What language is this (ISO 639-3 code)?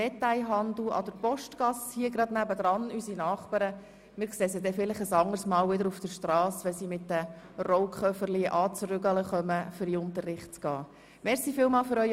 gsw